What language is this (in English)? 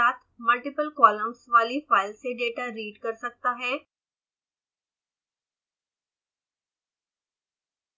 Hindi